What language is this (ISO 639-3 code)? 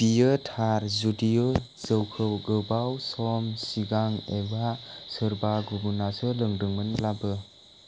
brx